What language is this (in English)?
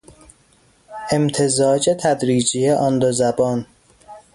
Persian